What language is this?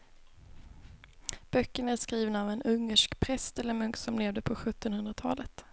Swedish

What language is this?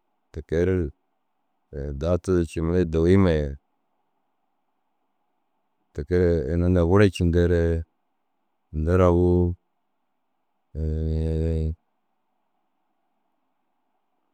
Dazaga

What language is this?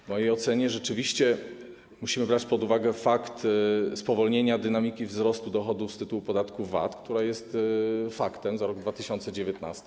Polish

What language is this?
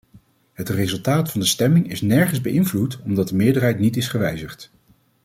Dutch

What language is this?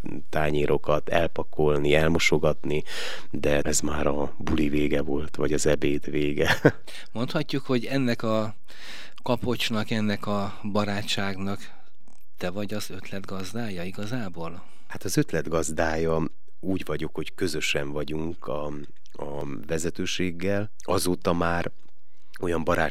Hungarian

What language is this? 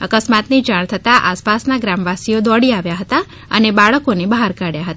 Gujarati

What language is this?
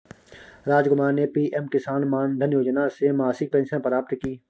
Hindi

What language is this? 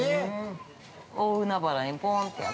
Japanese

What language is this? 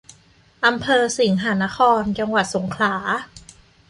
Thai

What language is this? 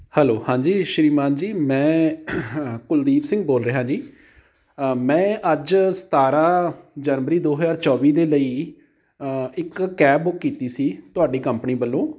Punjabi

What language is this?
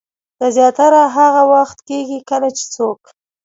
Pashto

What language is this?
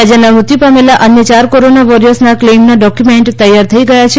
Gujarati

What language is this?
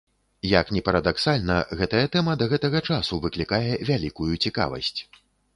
Belarusian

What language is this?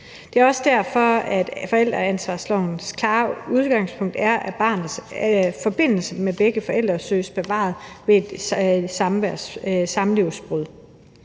Danish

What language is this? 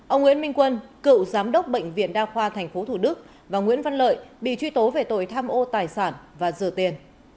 Vietnamese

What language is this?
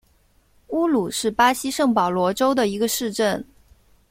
Chinese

